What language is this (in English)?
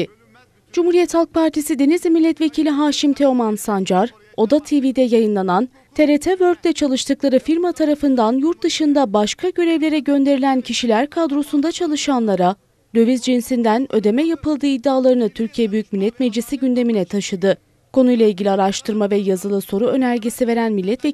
Turkish